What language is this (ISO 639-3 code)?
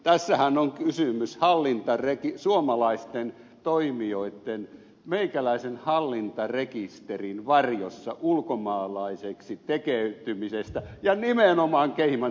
fin